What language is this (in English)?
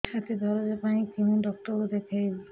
Odia